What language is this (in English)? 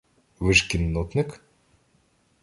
Ukrainian